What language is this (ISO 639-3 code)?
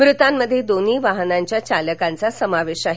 mar